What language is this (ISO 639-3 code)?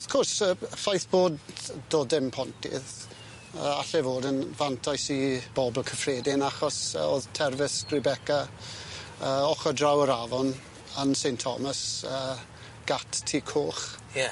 cym